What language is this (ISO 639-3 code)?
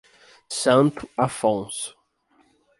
por